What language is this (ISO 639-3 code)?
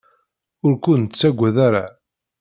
kab